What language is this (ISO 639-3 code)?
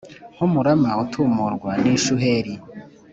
kin